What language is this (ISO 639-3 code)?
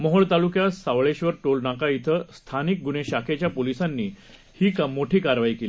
mar